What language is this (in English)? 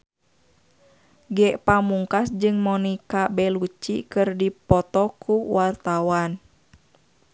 Sundanese